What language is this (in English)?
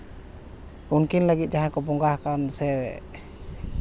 Santali